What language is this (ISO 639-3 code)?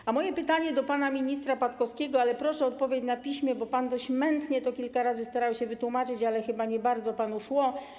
pol